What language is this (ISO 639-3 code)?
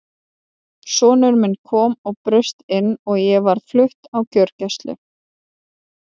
isl